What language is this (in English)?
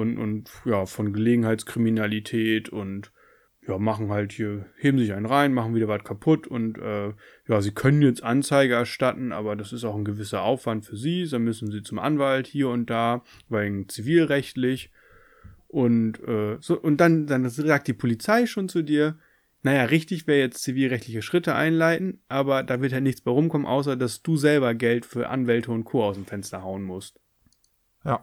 German